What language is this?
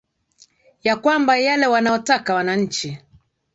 Swahili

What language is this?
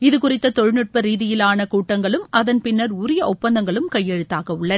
Tamil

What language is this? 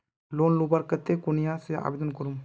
Magahi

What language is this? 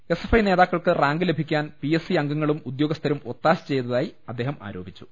Malayalam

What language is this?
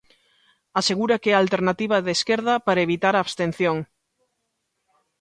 Galician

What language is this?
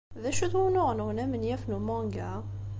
Kabyle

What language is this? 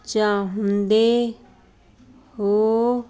Punjabi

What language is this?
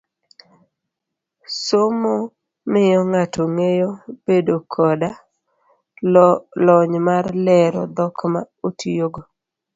Luo (Kenya and Tanzania)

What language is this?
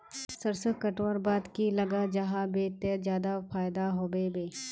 Magahi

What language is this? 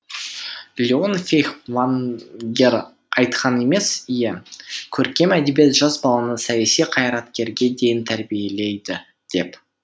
Kazakh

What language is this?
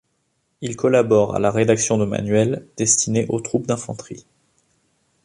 French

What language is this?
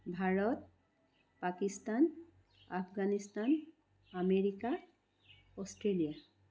Assamese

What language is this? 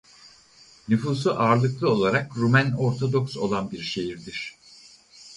Turkish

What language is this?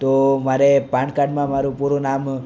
Gujarati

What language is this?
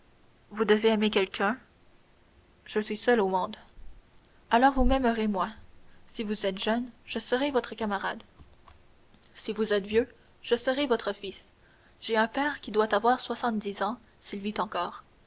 French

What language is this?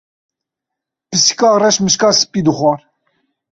Kurdish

